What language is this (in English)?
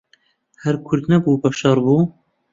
Central Kurdish